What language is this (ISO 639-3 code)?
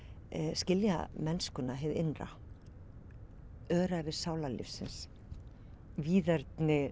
isl